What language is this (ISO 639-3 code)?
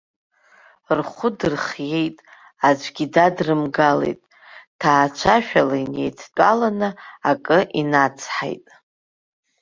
abk